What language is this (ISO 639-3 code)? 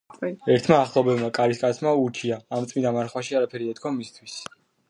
kat